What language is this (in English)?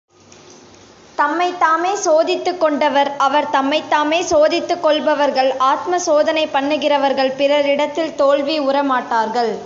Tamil